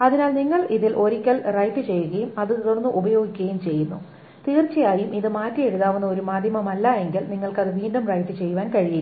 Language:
Malayalam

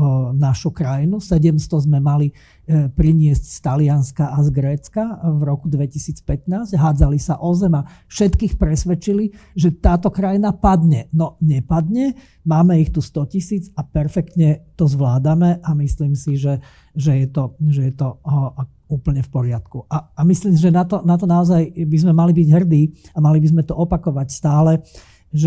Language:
Slovak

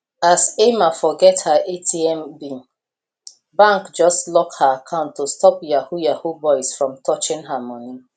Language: Nigerian Pidgin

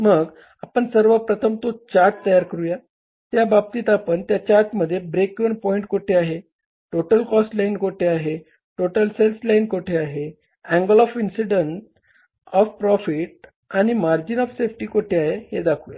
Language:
Marathi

